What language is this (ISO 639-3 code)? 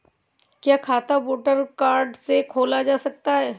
hin